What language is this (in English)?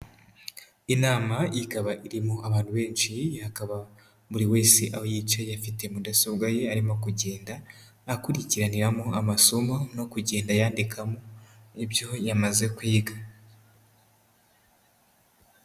Kinyarwanda